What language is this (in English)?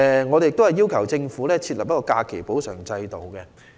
Cantonese